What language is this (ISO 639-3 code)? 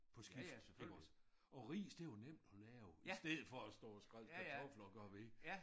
dan